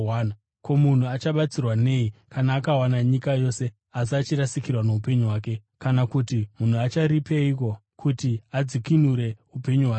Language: Shona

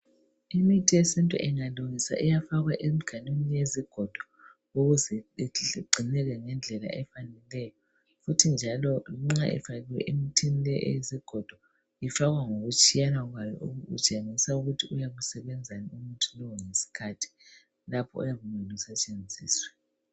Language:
North Ndebele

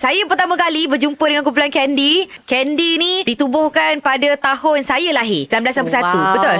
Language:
Malay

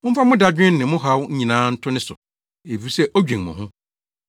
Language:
Akan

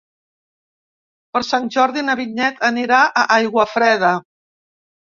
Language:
Catalan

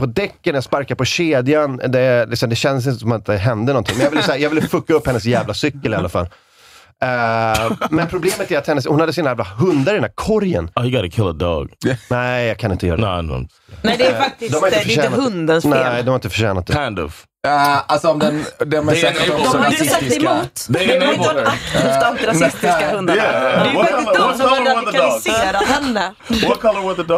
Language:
Swedish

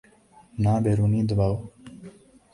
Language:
Urdu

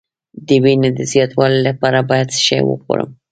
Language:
Pashto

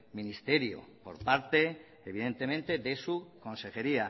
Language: Spanish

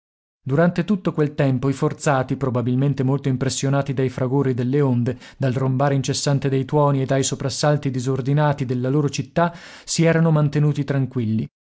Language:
Italian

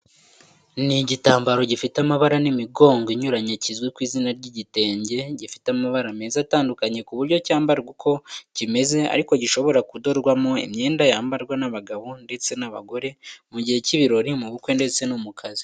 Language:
Kinyarwanda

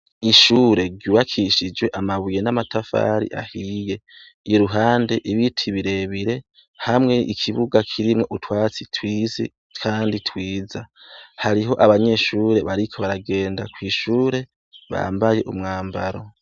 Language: Rundi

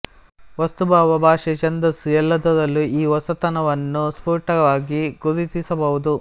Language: Kannada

